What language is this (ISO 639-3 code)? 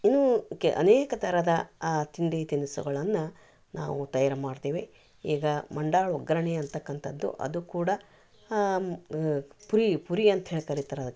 kan